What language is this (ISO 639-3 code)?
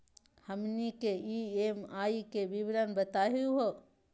mag